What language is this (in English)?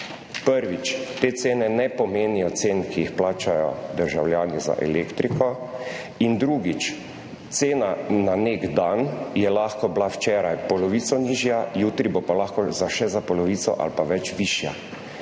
Slovenian